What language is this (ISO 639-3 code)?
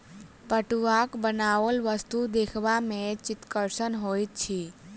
mai